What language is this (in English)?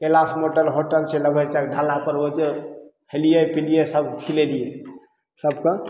Maithili